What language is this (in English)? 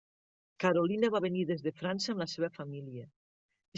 Catalan